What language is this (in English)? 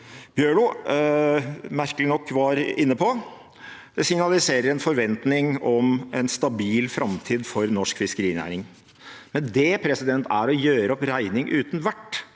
Norwegian